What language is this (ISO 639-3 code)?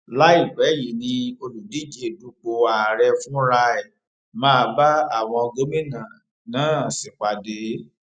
yor